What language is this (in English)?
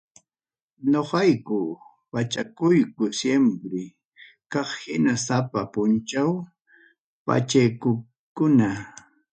Ayacucho Quechua